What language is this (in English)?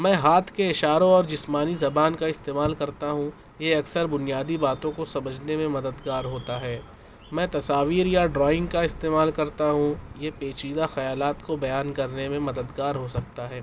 Urdu